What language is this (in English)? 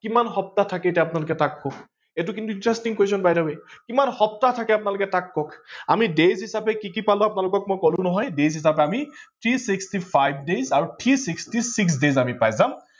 Assamese